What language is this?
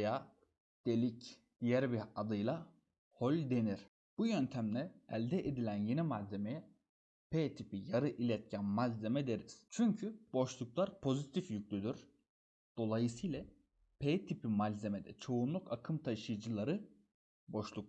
Turkish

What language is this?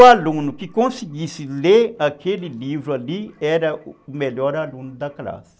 Portuguese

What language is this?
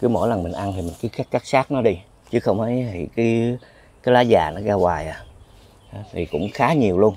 Vietnamese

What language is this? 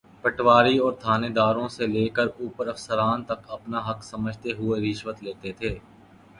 Urdu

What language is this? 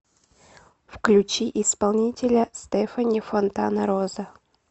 Russian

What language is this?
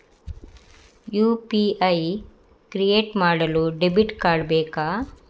Kannada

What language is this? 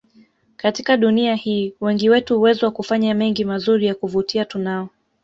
Swahili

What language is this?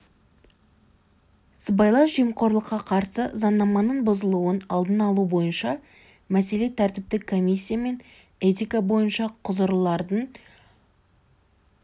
Kazakh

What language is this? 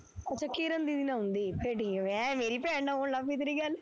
Punjabi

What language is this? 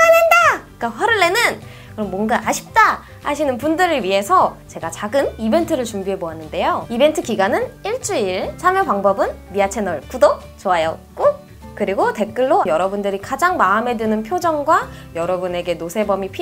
Korean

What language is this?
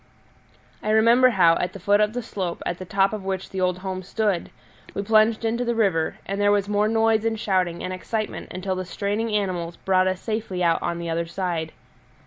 English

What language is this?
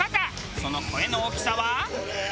Japanese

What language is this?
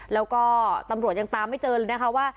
Thai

